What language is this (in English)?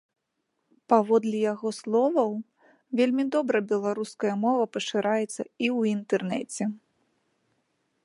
Belarusian